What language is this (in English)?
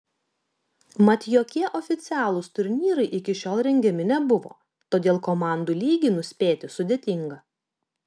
Lithuanian